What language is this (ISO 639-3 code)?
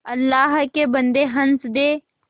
hin